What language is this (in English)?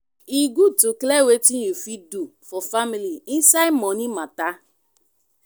Nigerian Pidgin